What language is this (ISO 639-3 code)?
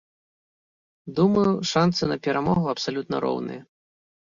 bel